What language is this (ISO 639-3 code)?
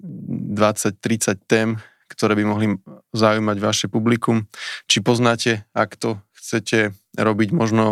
slk